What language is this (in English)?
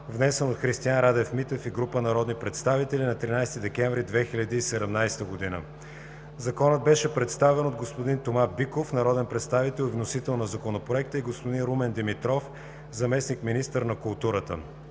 Bulgarian